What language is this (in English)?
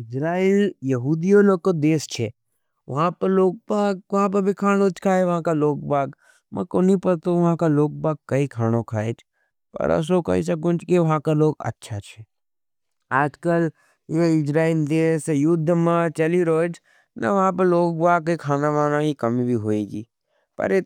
Nimadi